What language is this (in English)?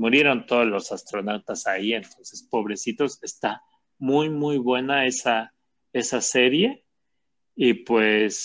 Spanish